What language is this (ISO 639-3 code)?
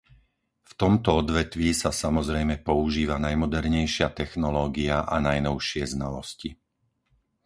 slk